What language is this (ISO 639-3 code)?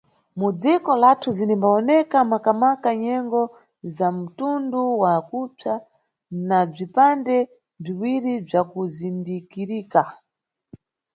nyu